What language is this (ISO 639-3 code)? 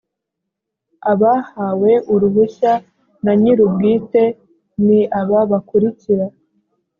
kin